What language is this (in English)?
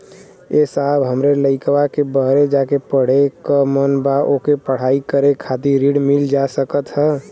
Bhojpuri